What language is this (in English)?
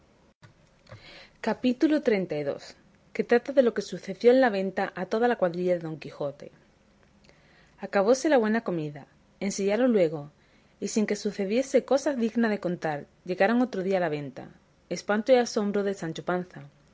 Spanish